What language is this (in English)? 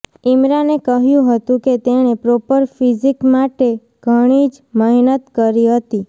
Gujarati